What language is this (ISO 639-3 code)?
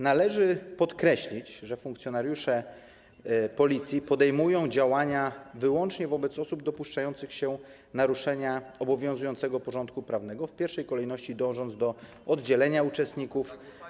pol